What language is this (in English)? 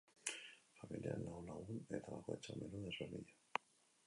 Basque